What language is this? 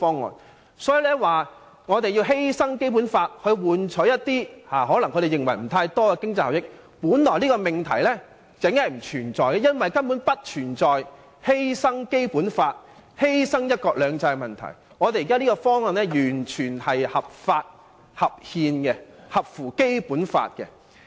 Cantonese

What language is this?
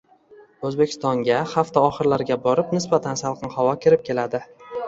Uzbek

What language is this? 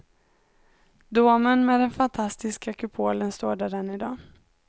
Swedish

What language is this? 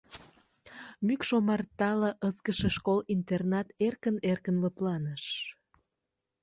Mari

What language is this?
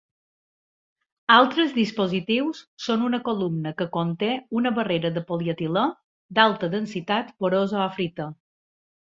Catalan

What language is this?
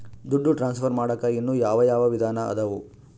Kannada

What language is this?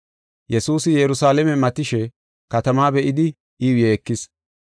Gofa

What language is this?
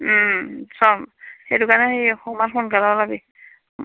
Assamese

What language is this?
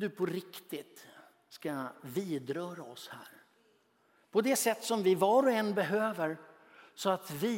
Swedish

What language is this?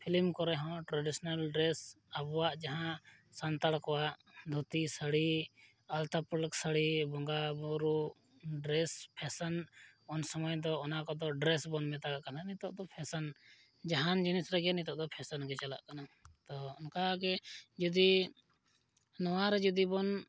Santali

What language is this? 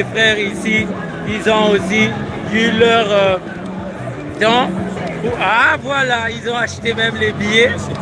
French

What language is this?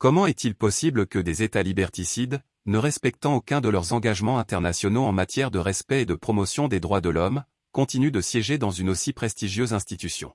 French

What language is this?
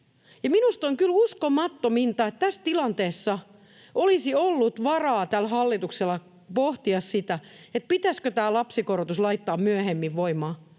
Finnish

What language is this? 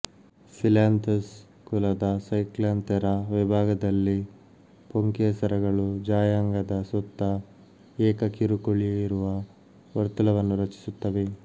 Kannada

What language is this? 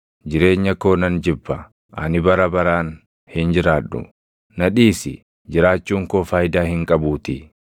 Oromo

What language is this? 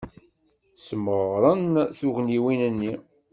Kabyle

